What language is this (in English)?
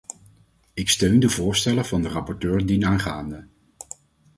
Dutch